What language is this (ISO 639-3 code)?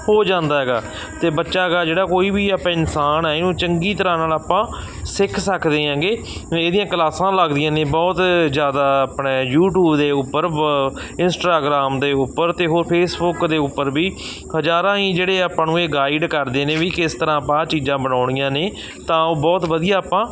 pan